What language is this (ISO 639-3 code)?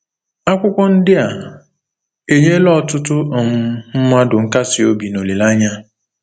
ibo